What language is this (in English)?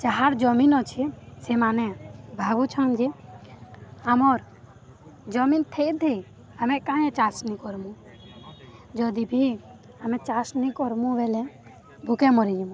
Odia